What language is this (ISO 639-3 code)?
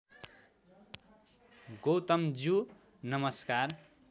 nep